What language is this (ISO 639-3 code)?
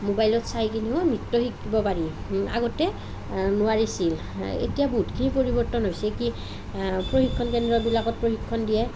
asm